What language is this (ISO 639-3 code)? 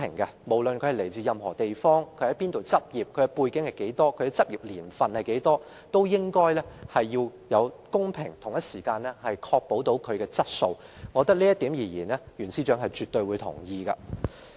yue